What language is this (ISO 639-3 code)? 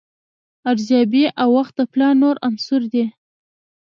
pus